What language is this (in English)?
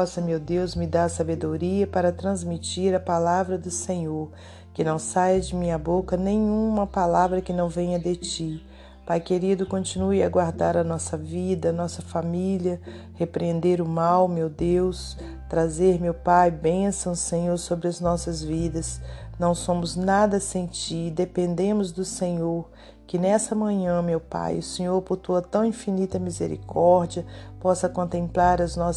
Portuguese